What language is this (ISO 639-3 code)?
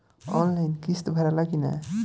bho